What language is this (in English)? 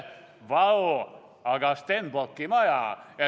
Estonian